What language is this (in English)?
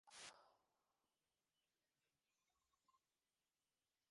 Bangla